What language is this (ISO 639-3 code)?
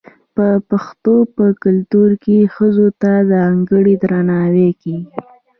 pus